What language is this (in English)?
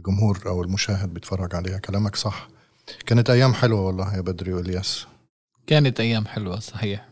Arabic